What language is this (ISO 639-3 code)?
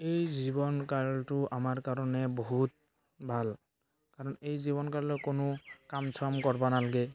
asm